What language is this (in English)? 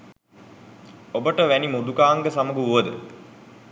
Sinhala